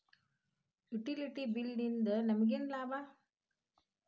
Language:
Kannada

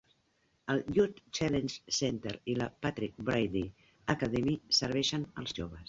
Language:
Catalan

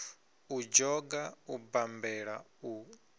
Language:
Venda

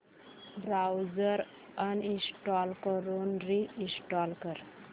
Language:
Marathi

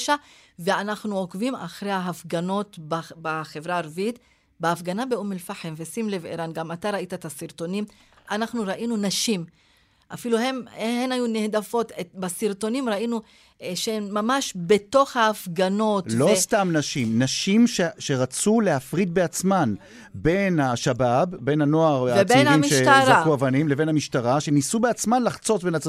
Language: Hebrew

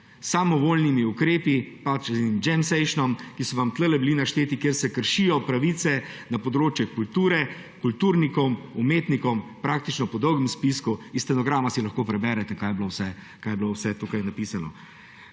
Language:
Slovenian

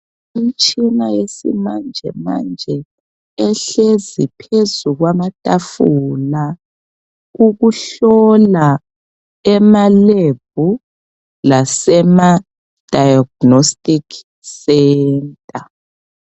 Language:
North Ndebele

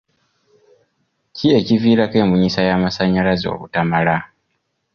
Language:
Ganda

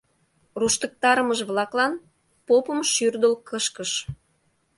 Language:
Mari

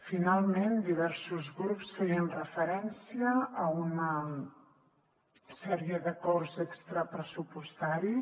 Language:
Catalan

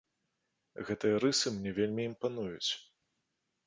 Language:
Belarusian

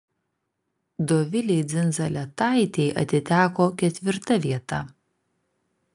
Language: Lithuanian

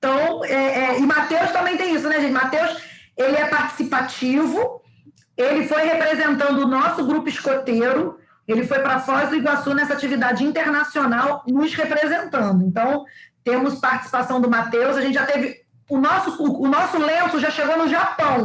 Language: Portuguese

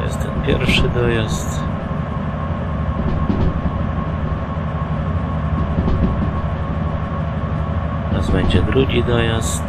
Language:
Polish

